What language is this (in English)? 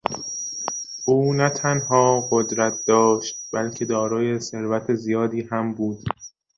Persian